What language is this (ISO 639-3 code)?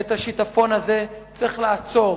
heb